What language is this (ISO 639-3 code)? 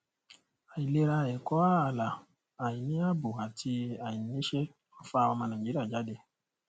yor